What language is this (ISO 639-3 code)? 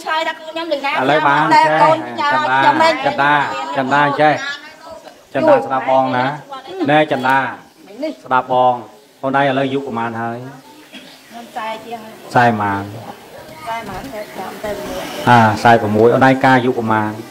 vie